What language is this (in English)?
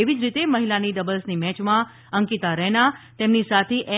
Gujarati